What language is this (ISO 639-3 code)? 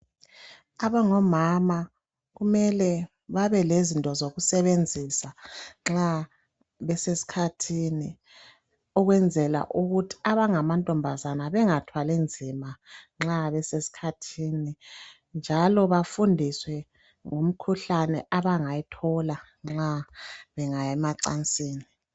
nde